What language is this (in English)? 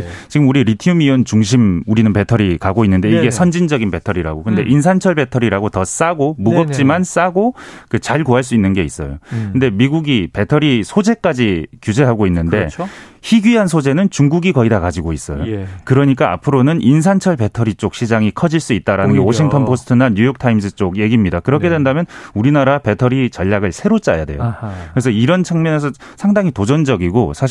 Korean